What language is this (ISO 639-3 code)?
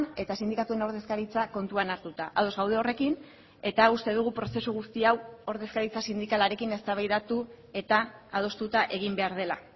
eus